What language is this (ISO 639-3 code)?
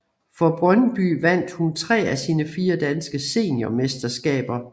dan